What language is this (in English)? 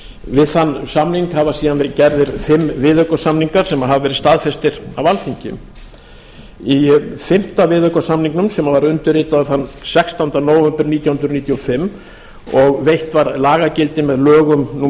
Icelandic